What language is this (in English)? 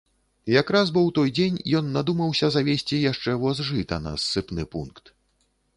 Belarusian